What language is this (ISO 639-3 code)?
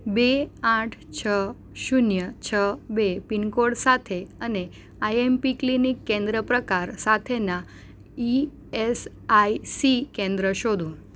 guj